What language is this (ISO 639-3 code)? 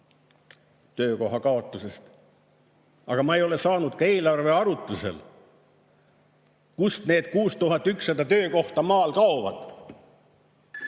est